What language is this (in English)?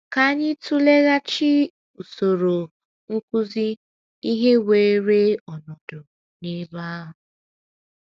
Igbo